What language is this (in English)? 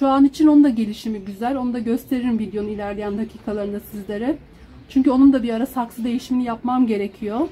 Turkish